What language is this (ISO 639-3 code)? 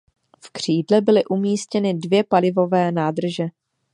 ces